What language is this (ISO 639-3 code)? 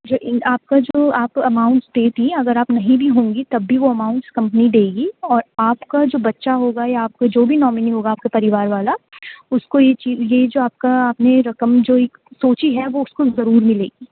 urd